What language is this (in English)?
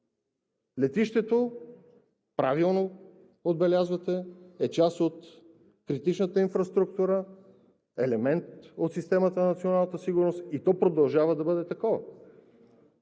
Bulgarian